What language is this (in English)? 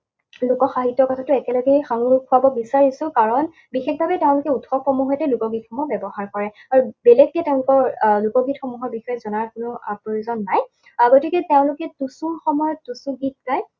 Assamese